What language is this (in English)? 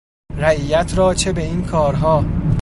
Persian